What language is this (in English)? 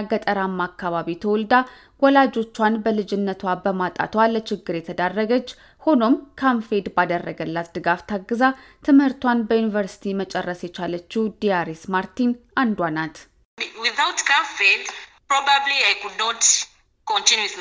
Amharic